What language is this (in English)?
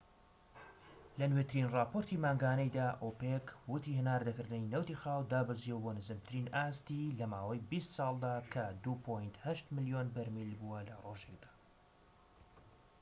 Central Kurdish